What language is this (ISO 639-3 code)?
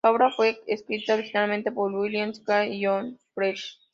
spa